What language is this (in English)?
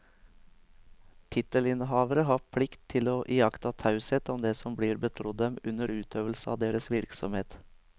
Norwegian